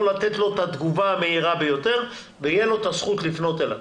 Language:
Hebrew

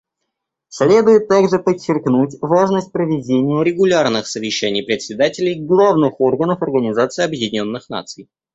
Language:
Russian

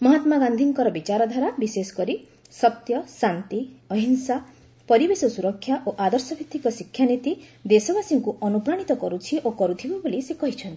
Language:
Odia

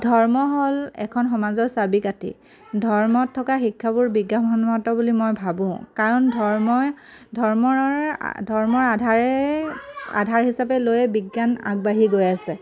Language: Assamese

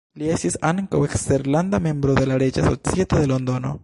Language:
Esperanto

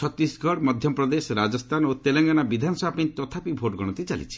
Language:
Odia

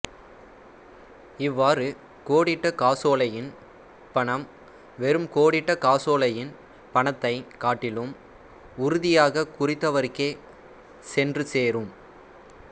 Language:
Tamil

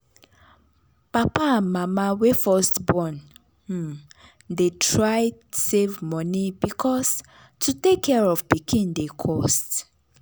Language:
Nigerian Pidgin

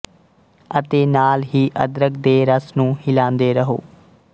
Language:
Punjabi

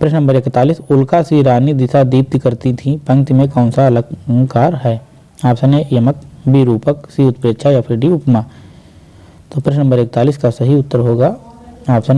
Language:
Hindi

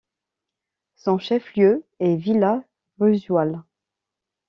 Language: French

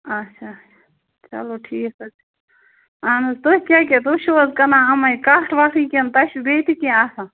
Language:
Kashmiri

